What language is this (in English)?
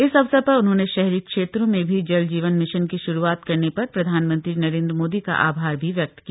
Hindi